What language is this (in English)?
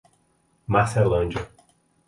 Portuguese